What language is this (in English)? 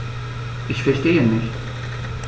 German